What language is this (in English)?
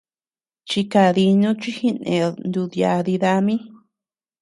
Tepeuxila Cuicatec